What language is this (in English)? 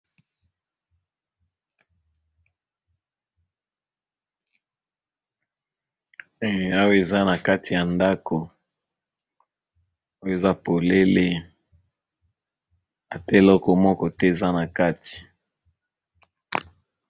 Lingala